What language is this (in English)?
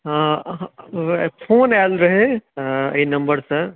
Maithili